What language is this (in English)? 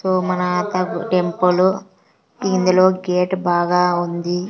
Telugu